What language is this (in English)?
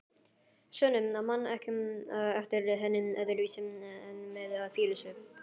Icelandic